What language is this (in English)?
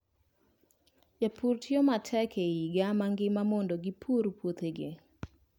Luo (Kenya and Tanzania)